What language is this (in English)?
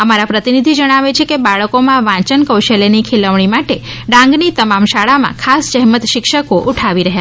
Gujarati